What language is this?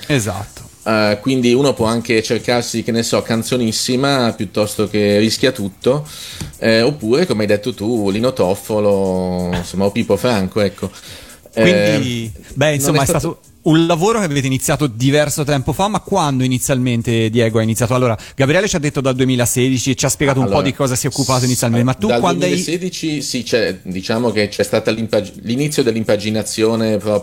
Italian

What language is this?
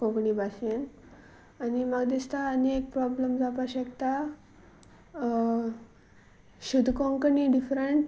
Konkani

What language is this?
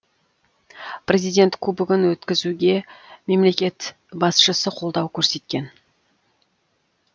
Kazakh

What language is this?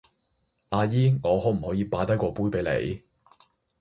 Cantonese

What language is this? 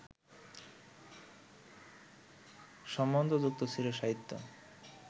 Bangla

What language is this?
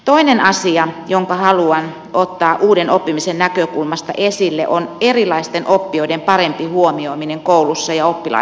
Finnish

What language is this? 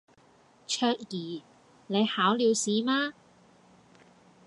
Cantonese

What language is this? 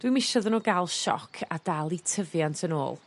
Welsh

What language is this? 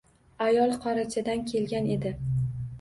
Uzbek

